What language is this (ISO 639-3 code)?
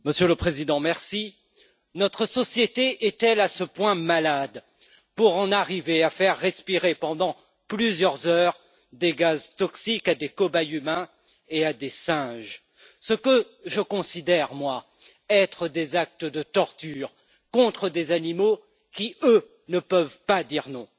fra